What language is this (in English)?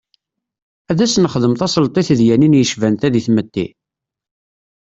Kabyle